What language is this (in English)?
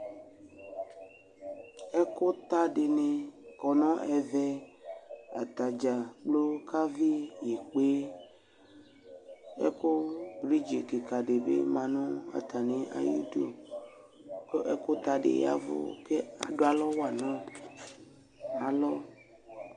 Ikposo